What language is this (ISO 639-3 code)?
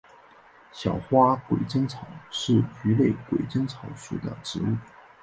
zho